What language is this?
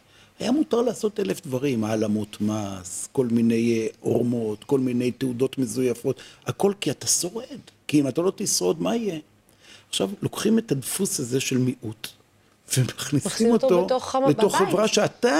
Hebrew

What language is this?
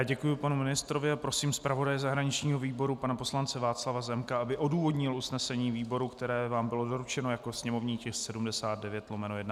Czech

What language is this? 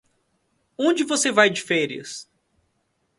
Portuguese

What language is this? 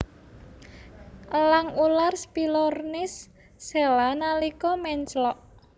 Javanese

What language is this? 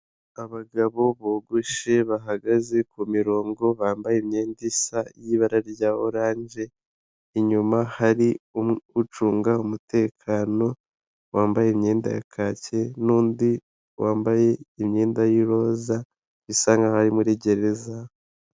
Kinyarwanda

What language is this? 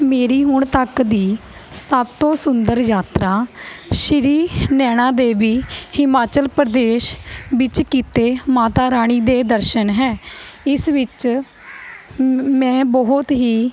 Punjabi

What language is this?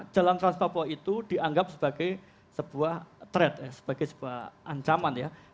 Indonesian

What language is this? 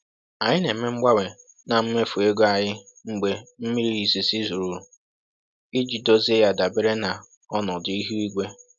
Igbo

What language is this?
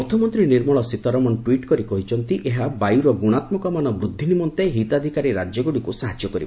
Odia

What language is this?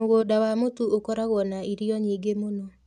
Kikuyu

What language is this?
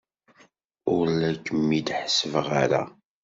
Kabyle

